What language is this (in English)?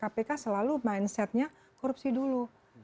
Indonesian